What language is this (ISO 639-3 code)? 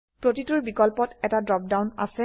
asm